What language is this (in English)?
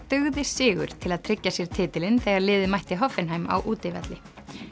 Icelandic